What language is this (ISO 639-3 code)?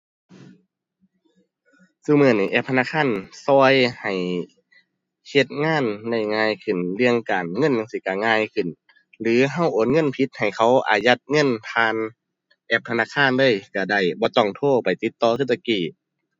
tha